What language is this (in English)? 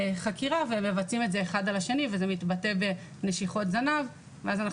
Hebrew